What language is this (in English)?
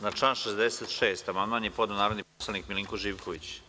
Serbian